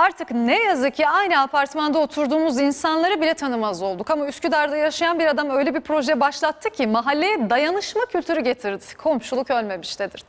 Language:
Turkish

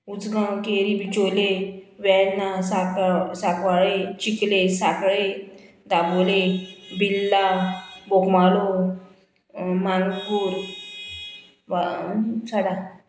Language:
Konkani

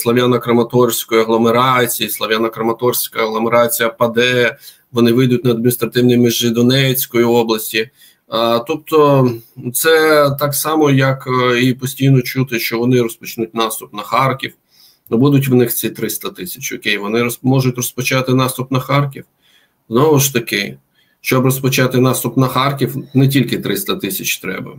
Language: Ukrainian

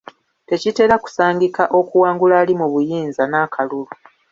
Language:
Ganda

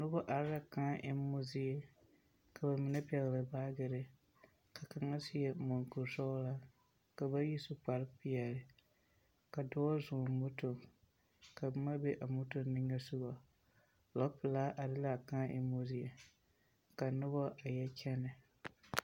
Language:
Southern Dagaare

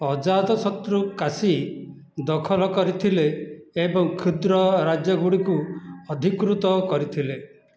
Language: Odia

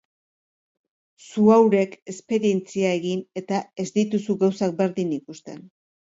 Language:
Basque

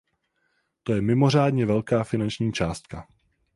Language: Czech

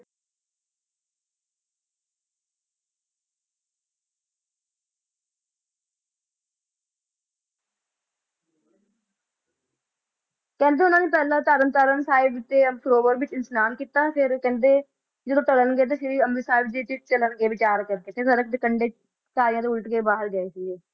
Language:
Punjabi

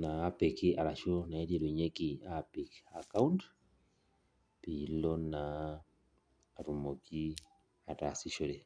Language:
Masai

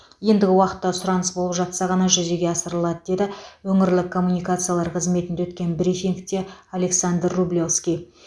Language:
Kazakh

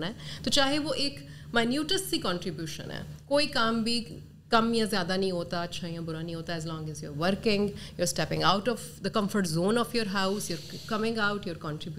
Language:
Urdu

